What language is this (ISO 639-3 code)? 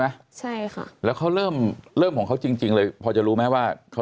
tha